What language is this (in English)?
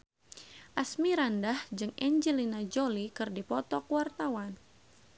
Sundanese